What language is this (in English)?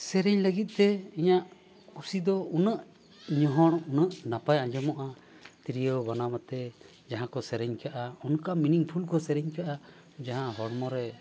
Santali